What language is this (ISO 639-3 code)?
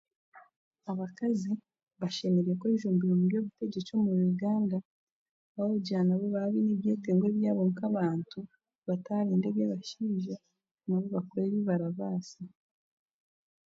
cgg